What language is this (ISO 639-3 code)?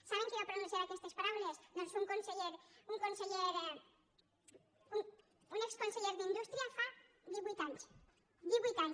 cat